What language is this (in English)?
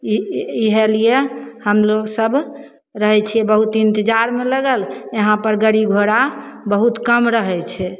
Maithili